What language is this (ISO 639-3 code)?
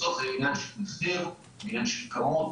heb